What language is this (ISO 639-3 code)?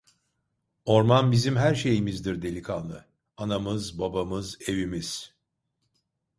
tur